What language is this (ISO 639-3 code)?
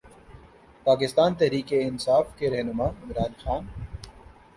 urd